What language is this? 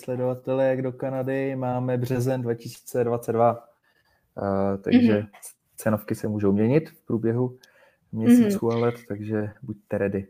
Czech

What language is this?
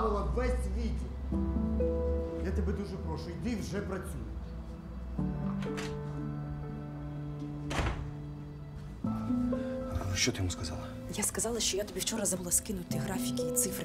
Ukrainian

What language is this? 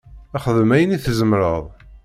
Kabyle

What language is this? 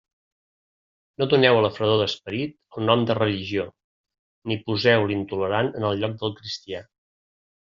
Catalan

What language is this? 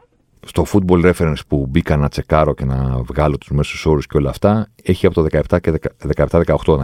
Greek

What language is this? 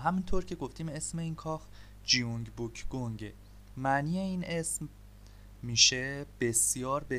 Persian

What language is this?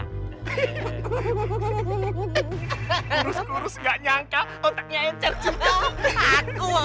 Indonesian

